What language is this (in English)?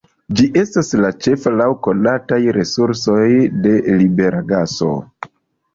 Esperanto